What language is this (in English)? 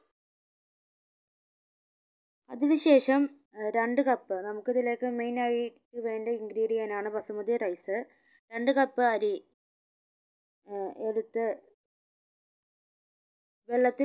Malayalam